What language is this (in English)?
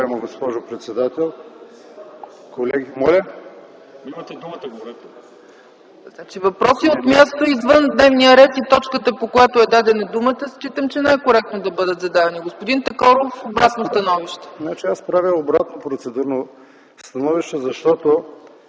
Bulgarian